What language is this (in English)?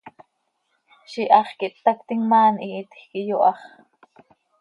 Seri